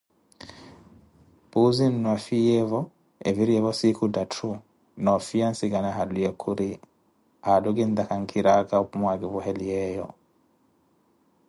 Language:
Koti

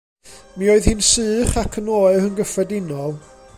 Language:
Welsh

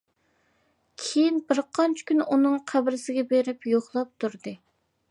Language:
Uyghur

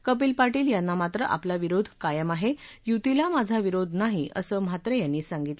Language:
Marathi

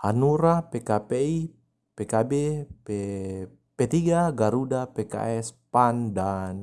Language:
Indonesian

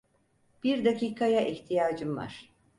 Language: Turkish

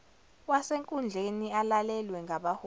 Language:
Zulu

